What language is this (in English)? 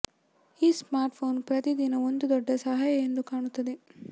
Kannada